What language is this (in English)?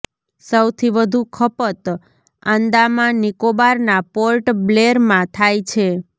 Gujarati